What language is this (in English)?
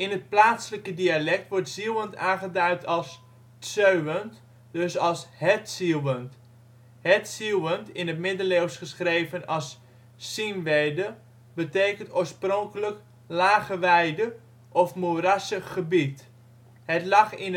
Dutch